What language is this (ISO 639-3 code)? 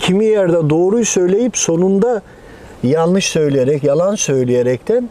tur